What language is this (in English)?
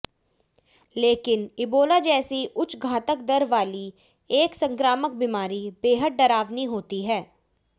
Hindi